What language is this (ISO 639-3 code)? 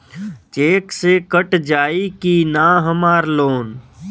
bho